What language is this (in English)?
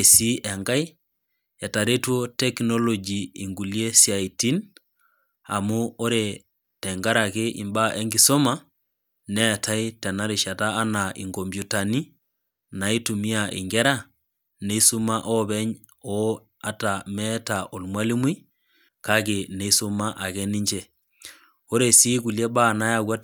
Masai